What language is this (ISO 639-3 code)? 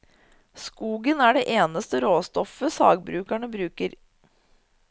nor